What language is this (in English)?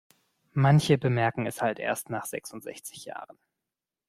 German